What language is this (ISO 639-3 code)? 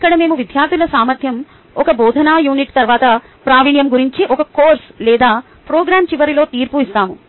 tel